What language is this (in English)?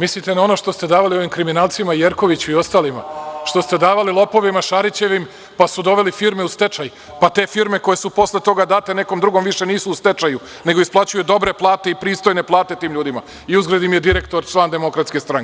Serbian